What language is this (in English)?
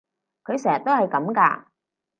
Cantonese